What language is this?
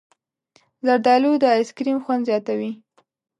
Pashto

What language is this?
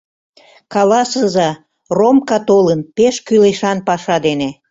Mari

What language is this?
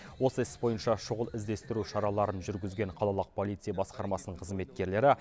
Kazakh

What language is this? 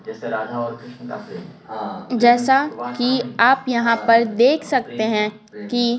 Hindi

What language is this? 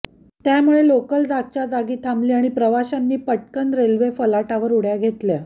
Marathi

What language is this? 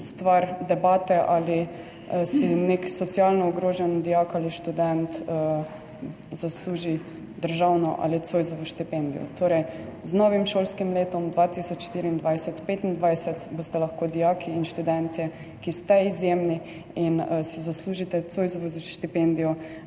Slovenian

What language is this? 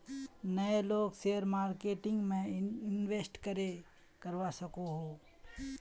Magahi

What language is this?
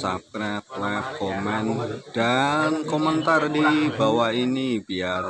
Indonesian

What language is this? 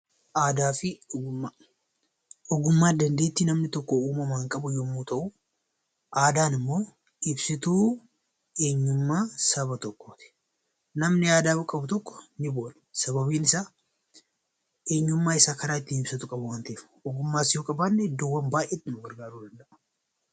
Oromo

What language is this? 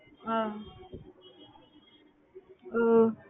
Tamil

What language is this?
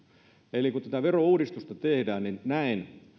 Finnish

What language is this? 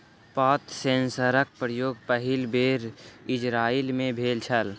Maithili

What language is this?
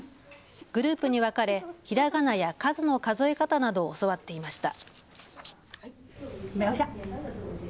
Japanese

